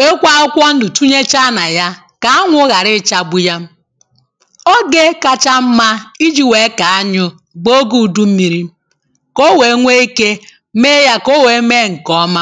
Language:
Igbo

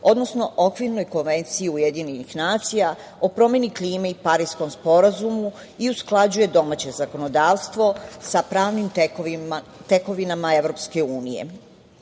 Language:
Serbian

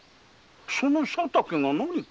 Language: Japanese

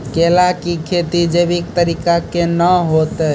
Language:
Maithili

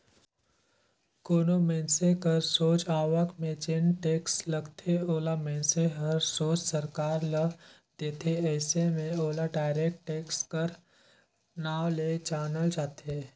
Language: Chhattisgarhi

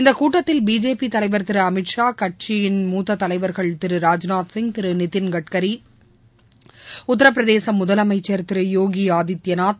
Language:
Tamil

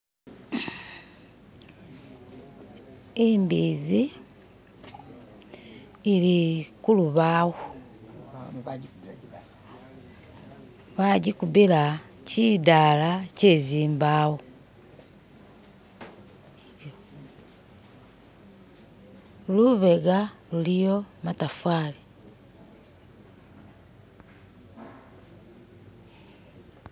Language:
Masaaba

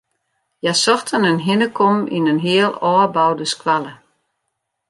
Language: Western Frisian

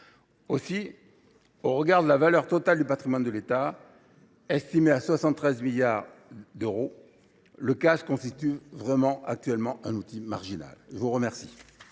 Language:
French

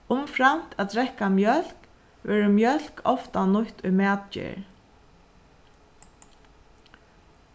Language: Faroese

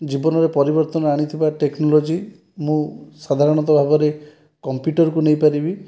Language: Odia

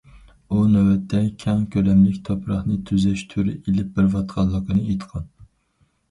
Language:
Uyghur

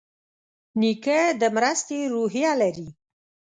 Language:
Pashto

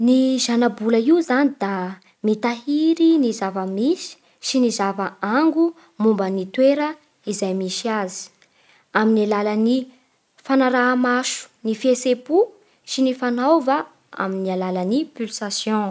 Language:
Bara Malagasy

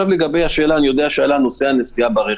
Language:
Hebrew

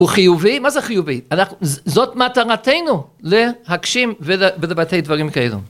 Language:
Hebrew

